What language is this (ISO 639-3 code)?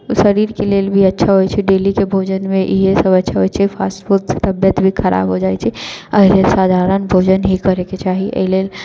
mai